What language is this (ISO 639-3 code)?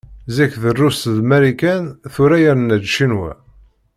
kab